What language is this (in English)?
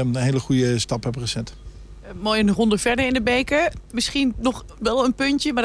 Dutch